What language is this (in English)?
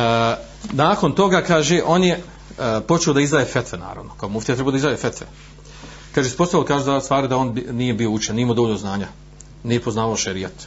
Croatian